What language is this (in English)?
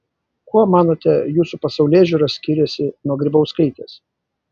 Lithuanian